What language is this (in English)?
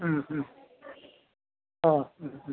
Malayalam